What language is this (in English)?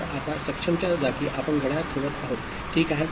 Marathi